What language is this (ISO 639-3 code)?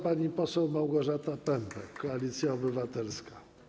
pol